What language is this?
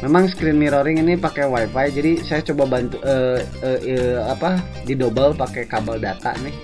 Indonesian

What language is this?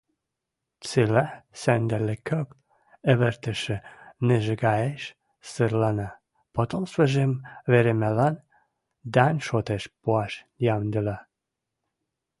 Western Mari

